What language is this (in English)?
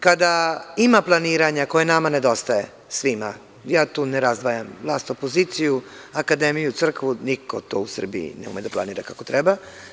Serbian